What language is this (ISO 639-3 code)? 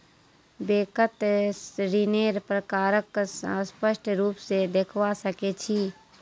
mag